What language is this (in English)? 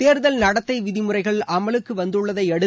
Tamil